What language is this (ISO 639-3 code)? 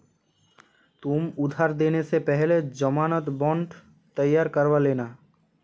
hin